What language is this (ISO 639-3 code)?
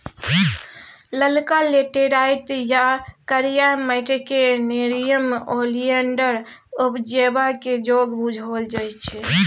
mai